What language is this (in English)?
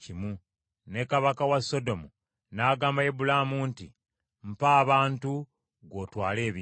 Ganda